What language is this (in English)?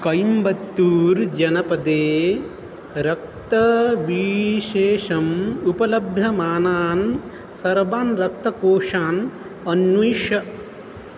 Sanskrit